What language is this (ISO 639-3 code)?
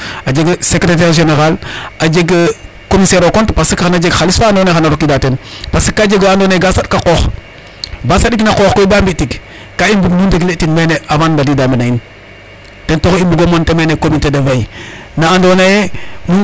srr